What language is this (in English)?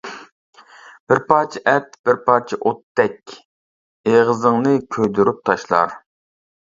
Uyghur